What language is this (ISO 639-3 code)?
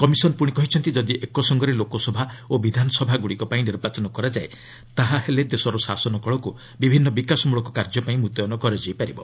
ori